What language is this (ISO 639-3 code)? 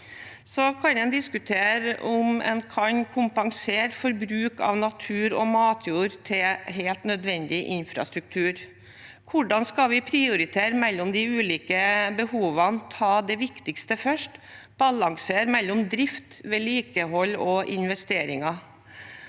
nor